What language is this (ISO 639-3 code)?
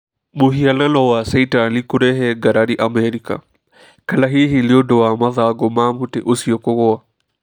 kik